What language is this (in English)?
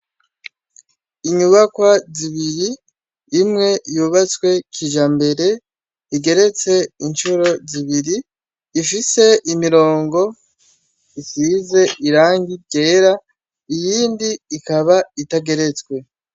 Rundi